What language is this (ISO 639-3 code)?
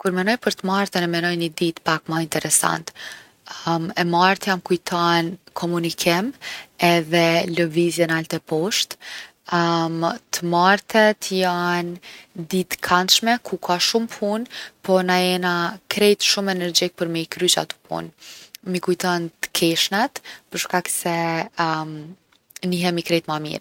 aln